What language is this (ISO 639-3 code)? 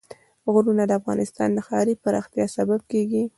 pus